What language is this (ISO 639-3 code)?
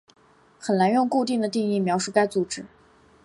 zho